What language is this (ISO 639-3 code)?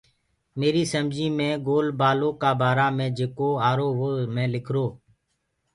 ggg